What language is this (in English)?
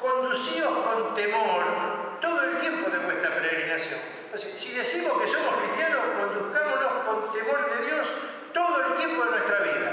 Spanish